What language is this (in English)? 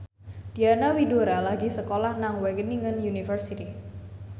Javanese